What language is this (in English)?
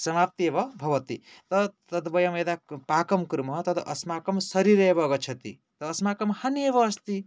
Sanskrit